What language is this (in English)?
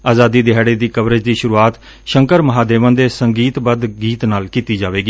Punjabi